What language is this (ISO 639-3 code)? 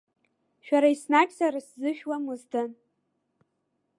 abk